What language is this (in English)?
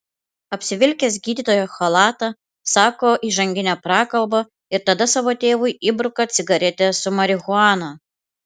Lithuanian